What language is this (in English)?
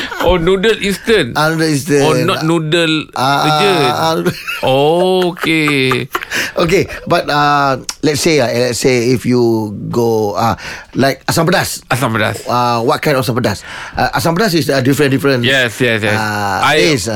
Malay